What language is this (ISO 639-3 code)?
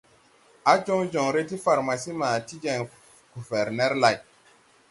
tui